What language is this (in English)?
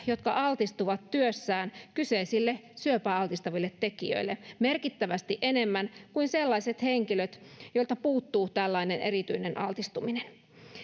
Finnish